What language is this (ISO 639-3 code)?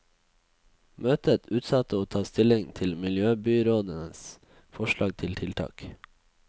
nor